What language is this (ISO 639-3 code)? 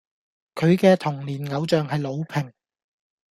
yue